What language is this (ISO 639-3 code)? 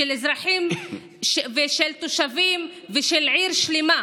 heb